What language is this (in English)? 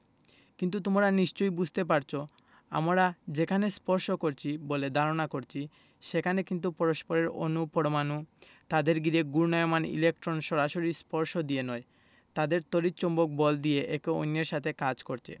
Bangla